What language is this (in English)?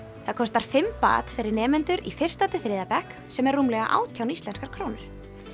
Icelandic